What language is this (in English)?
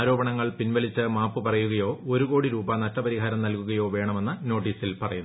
Malayalam